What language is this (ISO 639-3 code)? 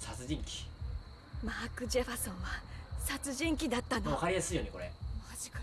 jpn